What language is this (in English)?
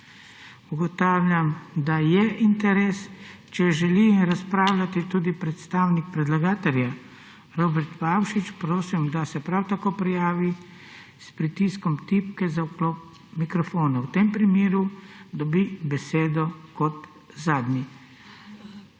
Slovenian